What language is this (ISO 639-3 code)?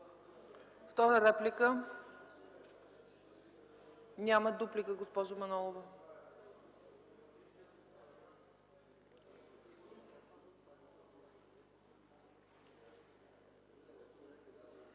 bul